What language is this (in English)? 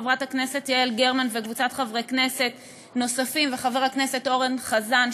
Hebrew